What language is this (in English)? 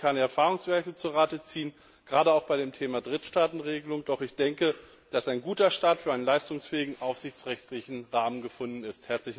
German